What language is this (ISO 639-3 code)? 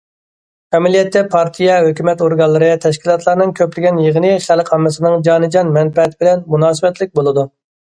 uig